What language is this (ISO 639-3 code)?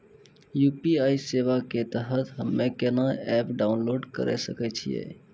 mai